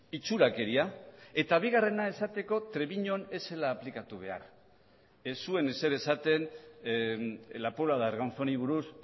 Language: Basque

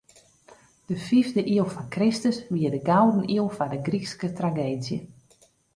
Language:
Western Frisian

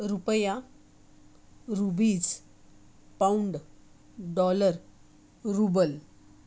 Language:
Marathi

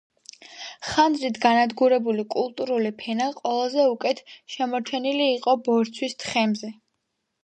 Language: Georgian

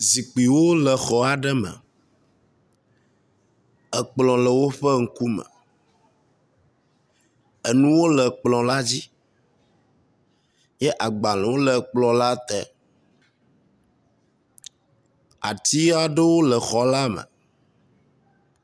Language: Ewe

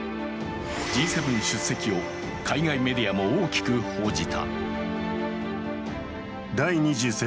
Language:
Japanese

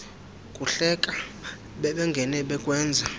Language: Xhosa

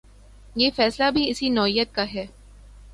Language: Urdu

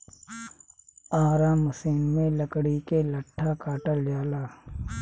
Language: Bhojpuri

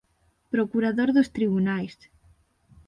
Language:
Galician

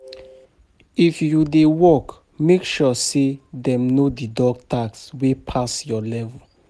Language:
Nigerian Pidgin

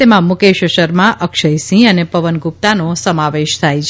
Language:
Gujarati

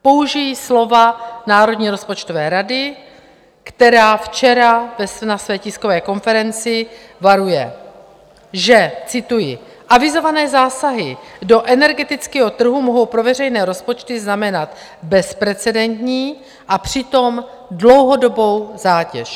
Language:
Czech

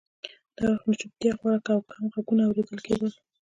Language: Pashto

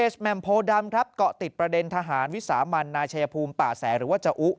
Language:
Thai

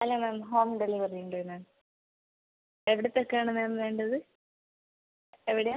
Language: Malayalam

